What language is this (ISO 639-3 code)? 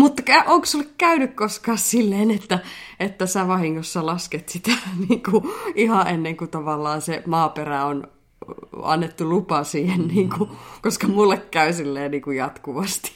fin